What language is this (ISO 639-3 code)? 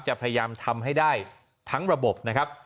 tha